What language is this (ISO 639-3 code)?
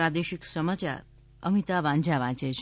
guj